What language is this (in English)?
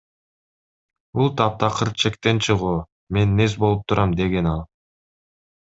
Kyrgyz